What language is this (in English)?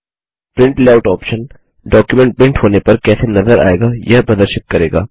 Hindi